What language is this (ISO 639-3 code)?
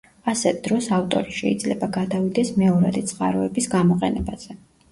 kat